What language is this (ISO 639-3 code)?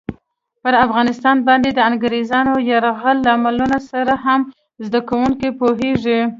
pus